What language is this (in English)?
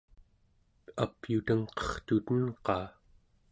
Central Yupik